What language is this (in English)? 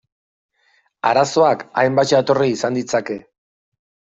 Basque